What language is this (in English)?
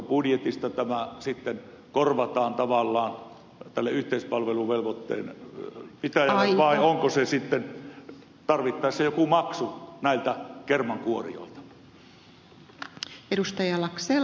Finnish